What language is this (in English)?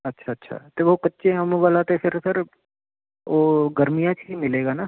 Punjabi